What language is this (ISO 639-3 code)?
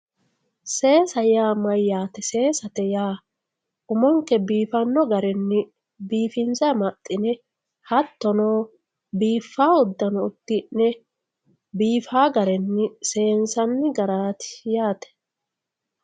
sid